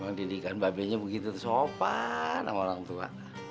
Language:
Indonesian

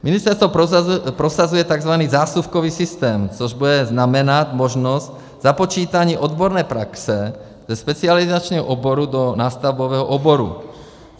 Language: Czech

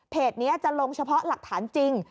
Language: Thai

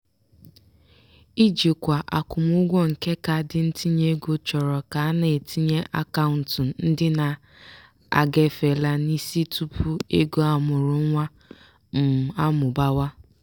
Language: Igbo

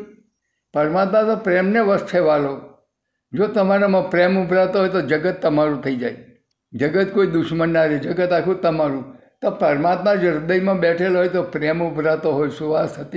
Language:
Gujarati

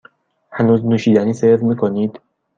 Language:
Persian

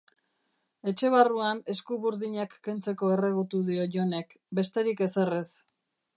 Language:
Basque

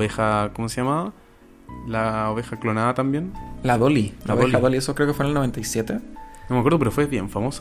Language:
Spanish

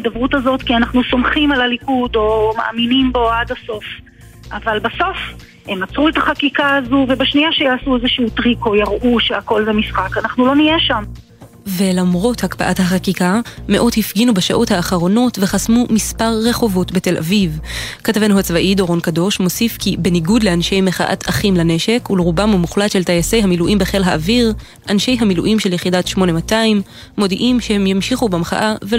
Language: Hebrew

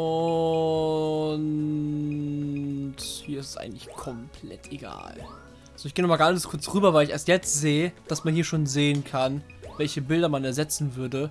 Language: German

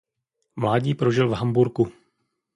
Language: Czech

